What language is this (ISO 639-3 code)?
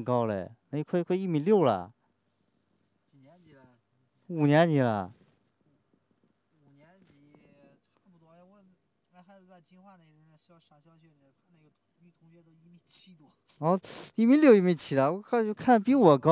zho